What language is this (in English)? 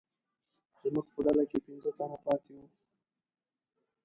Pashto